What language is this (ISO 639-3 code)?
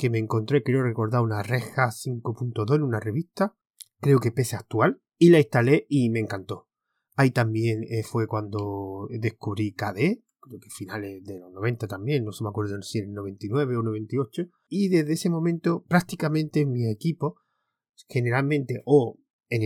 spa